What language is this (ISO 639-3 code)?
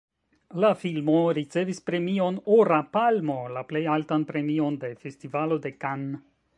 epo